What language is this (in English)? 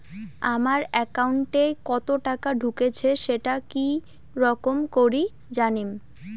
Bangla